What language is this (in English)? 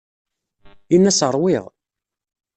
Kabyle